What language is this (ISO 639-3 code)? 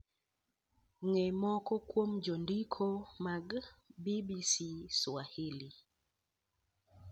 luo